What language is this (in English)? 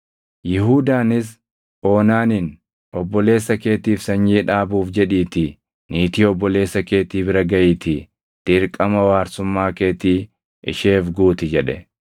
Oromo